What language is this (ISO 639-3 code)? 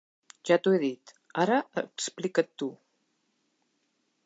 cat